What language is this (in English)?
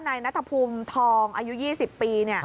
Thai